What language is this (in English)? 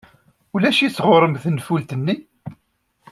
Kabyle